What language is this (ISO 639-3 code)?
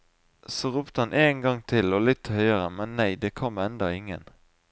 nor